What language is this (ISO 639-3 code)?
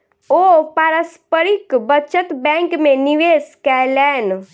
mai